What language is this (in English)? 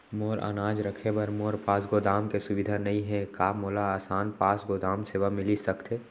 Chhattisgarhi